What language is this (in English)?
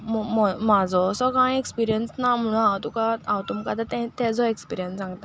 Konkani